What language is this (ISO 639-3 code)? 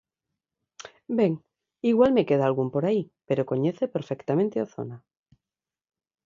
glg